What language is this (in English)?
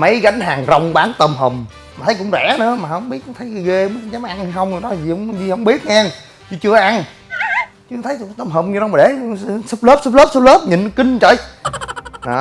Vietnamese